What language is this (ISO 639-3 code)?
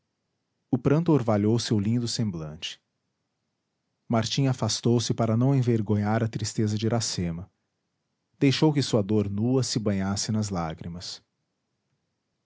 por